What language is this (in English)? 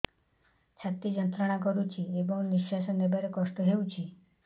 Odia